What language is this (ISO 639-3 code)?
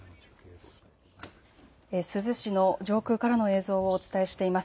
jpn